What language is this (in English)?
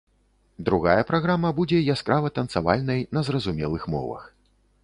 Belarusian